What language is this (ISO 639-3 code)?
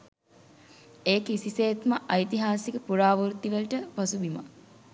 sin